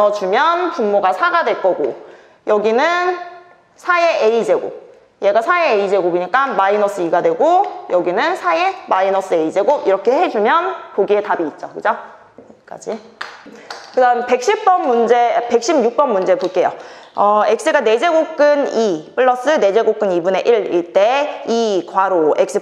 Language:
Korean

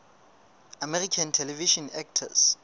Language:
Southern Sotho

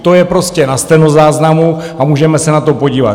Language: Czech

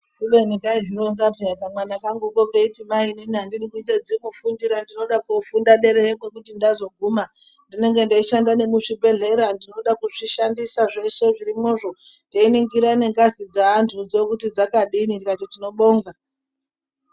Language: Ndau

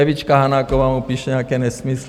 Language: Czech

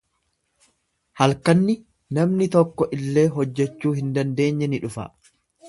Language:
Oromo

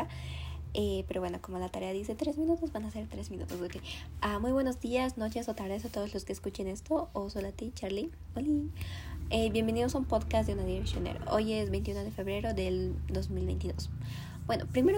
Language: Spanish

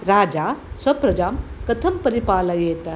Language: Sanskrit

